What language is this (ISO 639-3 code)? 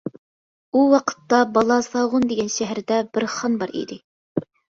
uig